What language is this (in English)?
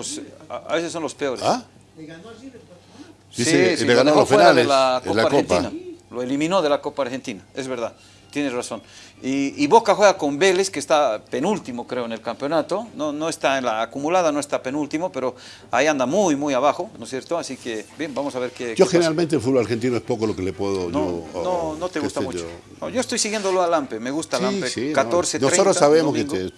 Spanish